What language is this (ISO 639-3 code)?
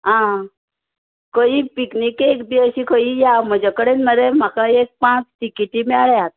kok